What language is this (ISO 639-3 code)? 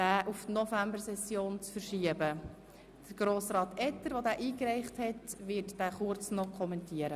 gsw